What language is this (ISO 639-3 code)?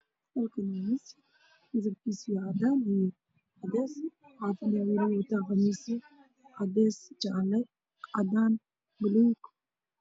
som